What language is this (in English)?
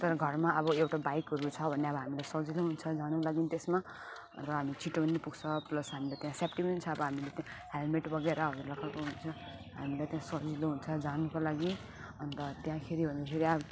Nepali